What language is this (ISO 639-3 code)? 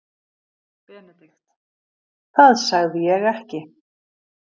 isl